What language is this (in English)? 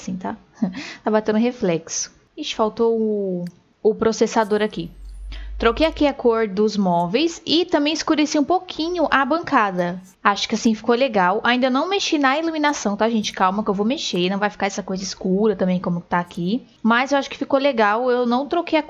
Portuguese